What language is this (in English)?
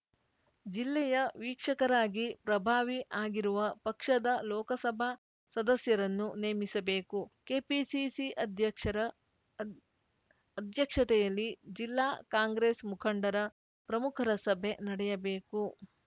Kannada